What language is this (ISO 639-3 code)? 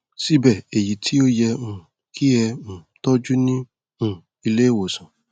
yor